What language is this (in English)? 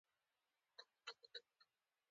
Pashto